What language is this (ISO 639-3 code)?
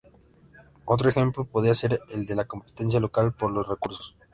spa